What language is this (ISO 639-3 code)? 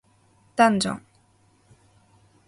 jpn